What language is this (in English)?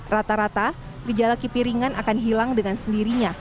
Indonesian